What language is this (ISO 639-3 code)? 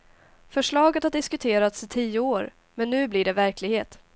swe